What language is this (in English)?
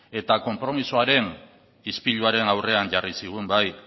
Basque